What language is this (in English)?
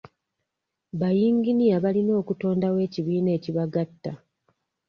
Ganda